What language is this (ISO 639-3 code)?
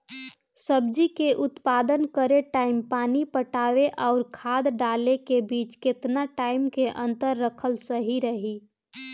bho